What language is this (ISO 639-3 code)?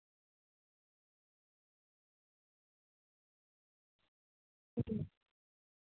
sat